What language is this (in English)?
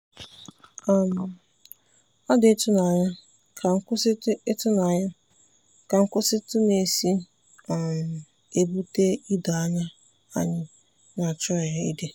Igbo